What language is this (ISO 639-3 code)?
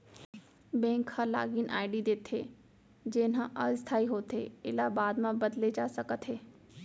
hne